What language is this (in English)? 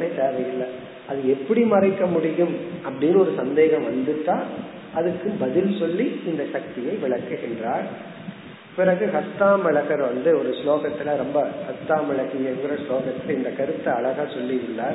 Tamil